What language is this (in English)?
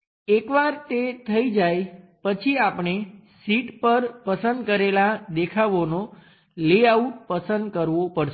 Gujarati